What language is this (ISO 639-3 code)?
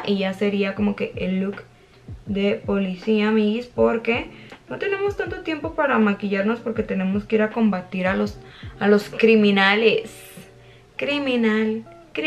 spa